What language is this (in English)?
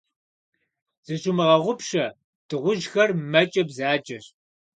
Kabardian